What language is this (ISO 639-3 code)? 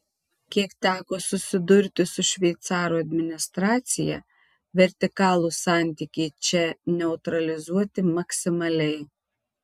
lit